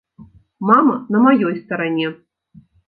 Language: Belarusian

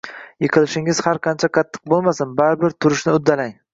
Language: Uzbek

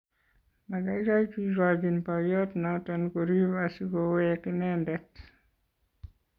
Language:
Kalenjin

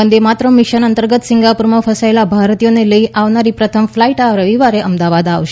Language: Gujarati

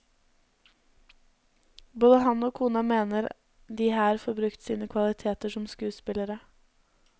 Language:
Norwegian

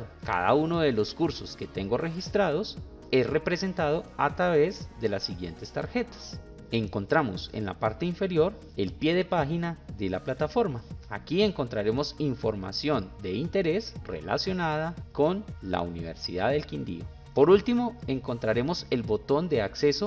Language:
Spanish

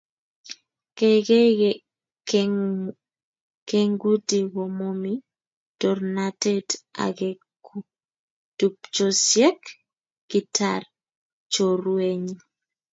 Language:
Kalenjin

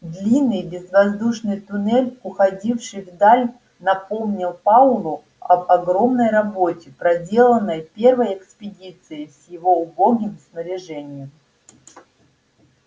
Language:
Russian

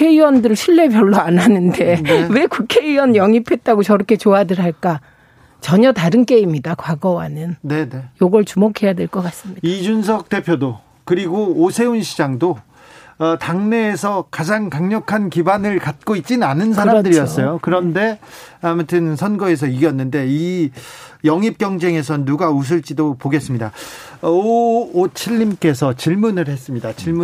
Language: Korean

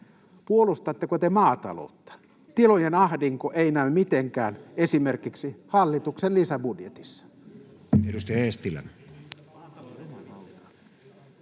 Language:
Finnish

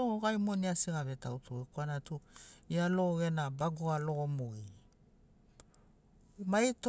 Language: Sinaugoro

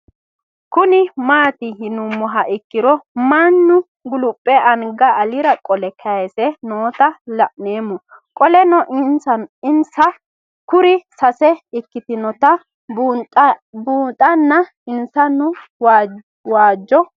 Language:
Sidamo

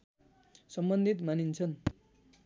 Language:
Nepali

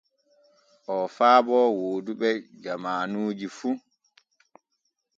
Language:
Borgu Fulfulde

